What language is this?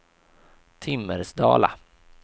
Swedish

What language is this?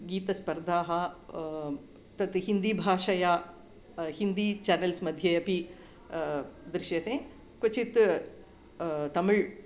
Sanskrit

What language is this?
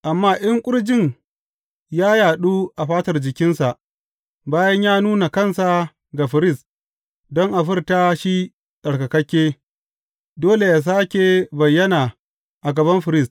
Hausa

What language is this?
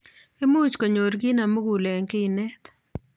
Kalenjin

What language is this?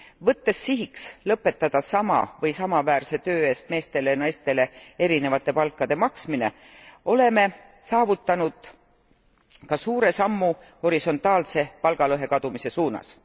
Estonian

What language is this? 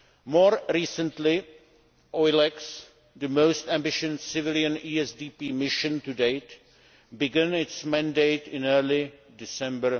English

